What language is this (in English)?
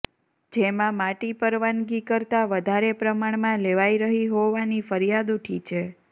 Gujarati